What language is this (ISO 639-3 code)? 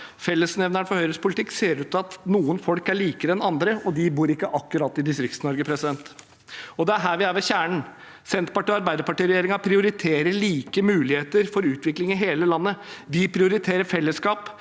nor